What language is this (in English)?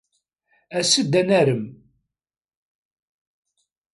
Kabyle